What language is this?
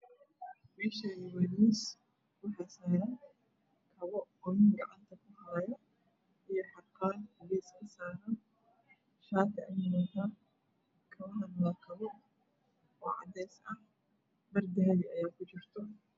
Somali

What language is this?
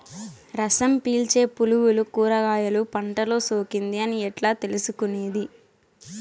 Telugu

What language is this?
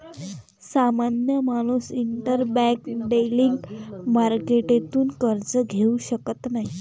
Marathi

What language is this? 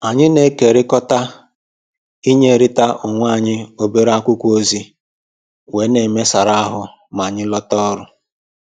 Igbo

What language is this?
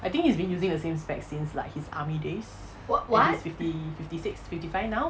English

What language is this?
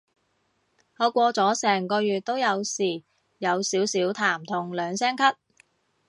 Cantonese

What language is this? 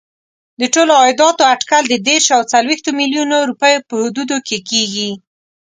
Pashto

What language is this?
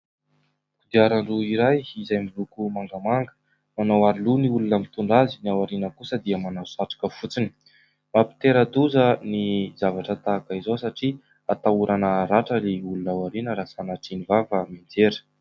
Malagasy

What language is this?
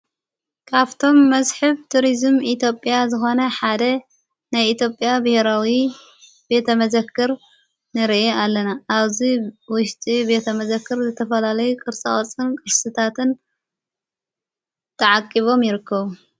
Tigrinya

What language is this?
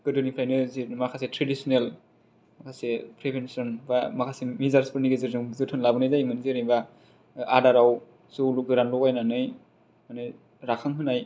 Bodo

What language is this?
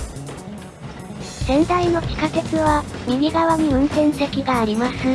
Japanese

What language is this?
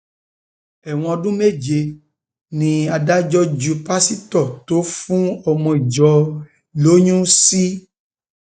Yoruba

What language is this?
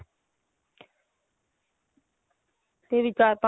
Punjabi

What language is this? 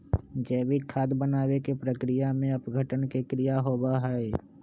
Magahi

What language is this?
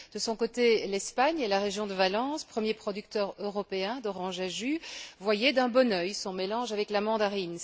French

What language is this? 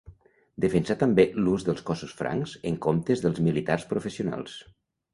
Catalan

